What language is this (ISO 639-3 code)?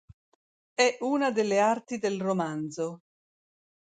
ita